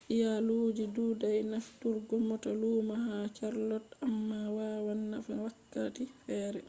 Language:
Fula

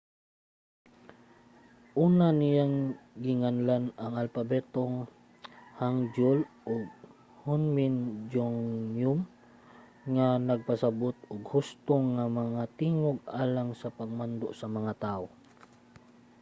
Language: Cebuano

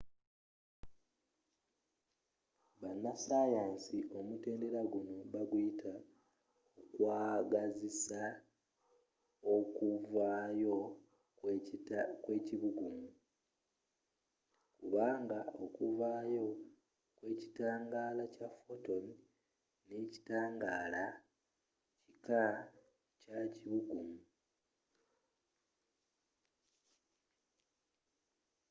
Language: Ganda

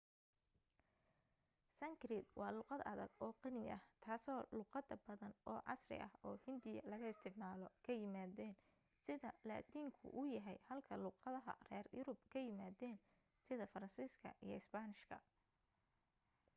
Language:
Somali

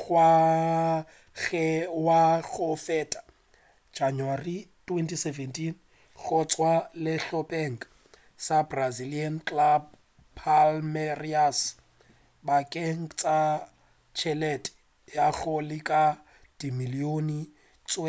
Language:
Northern Sotho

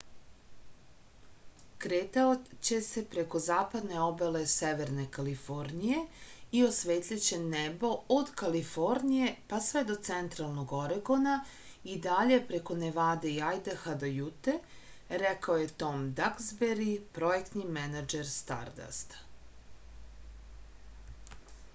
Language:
Serbian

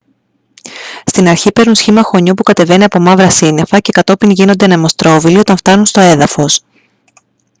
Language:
Greek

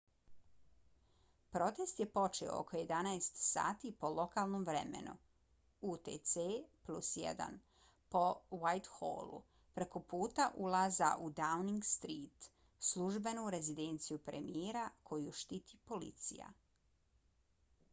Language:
Bosnian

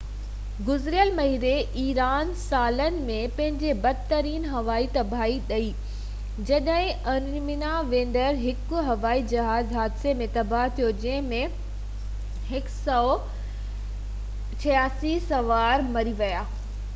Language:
Sindhi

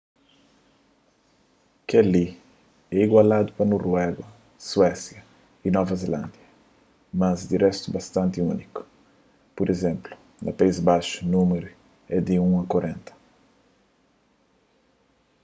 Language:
Kabuverdianu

